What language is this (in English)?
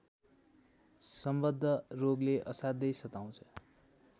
Nepali